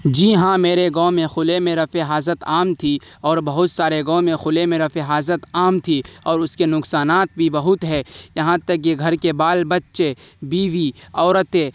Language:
Urdu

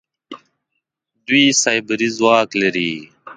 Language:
Pashto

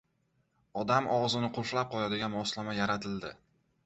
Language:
Uzbek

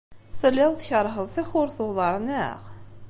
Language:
Kabyle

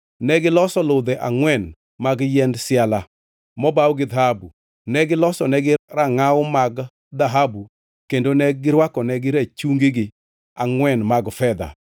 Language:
Luo (Kenya and Tanzania)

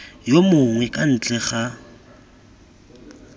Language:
Tswana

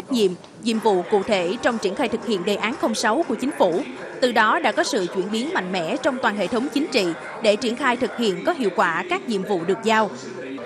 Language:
Vietnamese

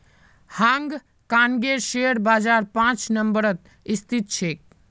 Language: Magahi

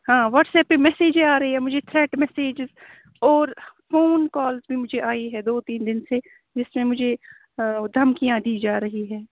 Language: Urdu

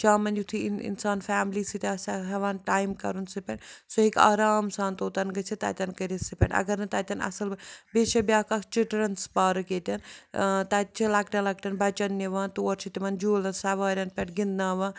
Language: Kashmiri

